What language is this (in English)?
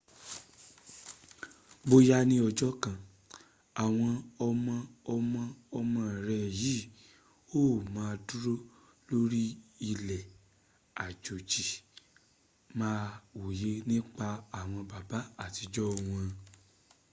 Yoruba